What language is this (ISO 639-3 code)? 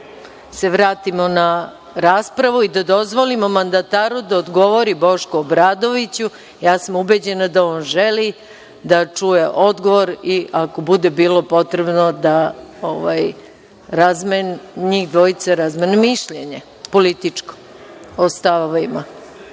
srp